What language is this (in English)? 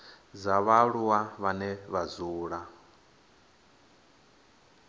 Venda